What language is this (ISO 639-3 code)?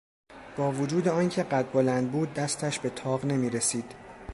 fas